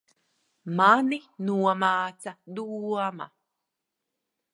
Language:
Latvian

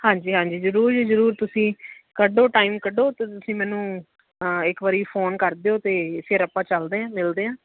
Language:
Punjabi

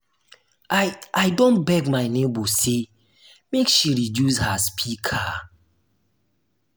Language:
Nigerian Pidgin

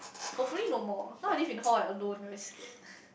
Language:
English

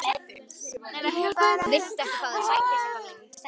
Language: Icelandic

